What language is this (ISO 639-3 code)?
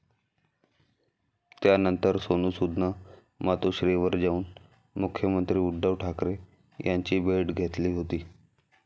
mar